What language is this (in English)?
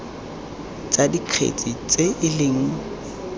Tswana